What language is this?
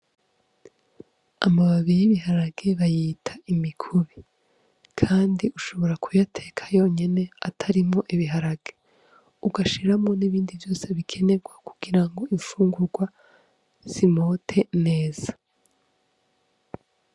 Rundi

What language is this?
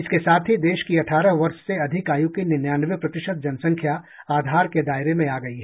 Hindi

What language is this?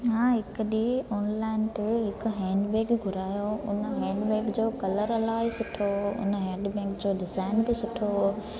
Sindhi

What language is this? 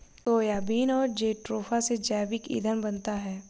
Hindi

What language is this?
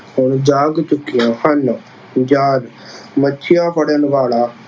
Punjabi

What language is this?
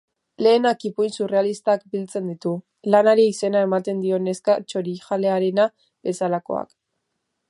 Basque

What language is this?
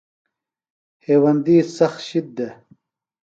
Phalura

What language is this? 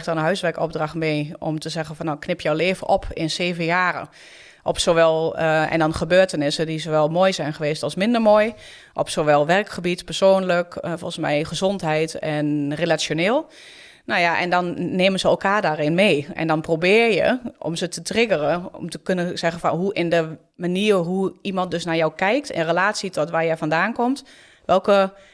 Dutch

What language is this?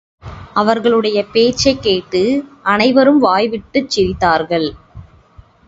Tamil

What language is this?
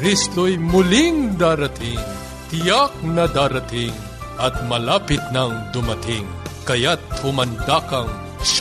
Filipino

